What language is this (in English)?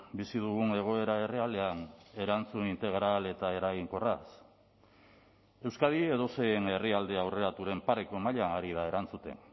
Basque